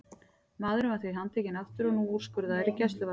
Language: Icelandic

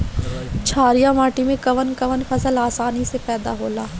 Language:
Bhojpuri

